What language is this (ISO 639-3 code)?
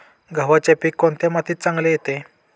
mar